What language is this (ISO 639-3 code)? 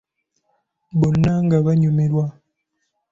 lug